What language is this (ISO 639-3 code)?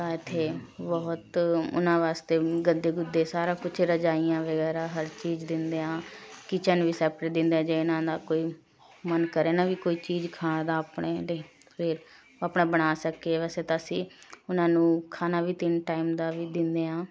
pan